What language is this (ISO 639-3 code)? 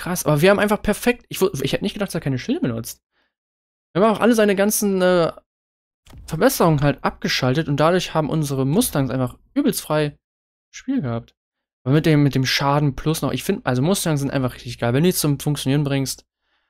deu